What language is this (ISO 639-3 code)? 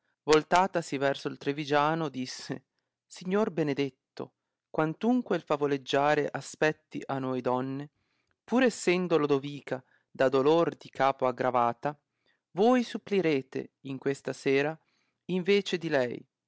ita